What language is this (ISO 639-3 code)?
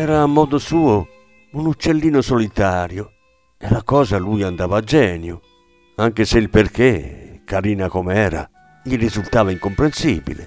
ita